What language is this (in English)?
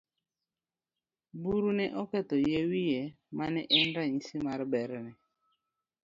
Luo (Kenya and Tanzania)